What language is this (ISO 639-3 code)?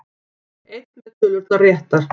isl